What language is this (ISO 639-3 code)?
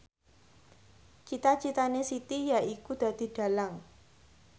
jav